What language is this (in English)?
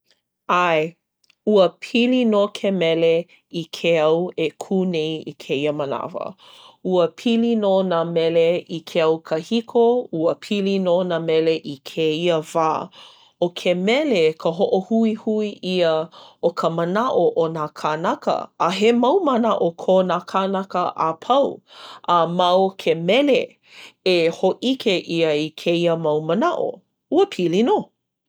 Hawaiian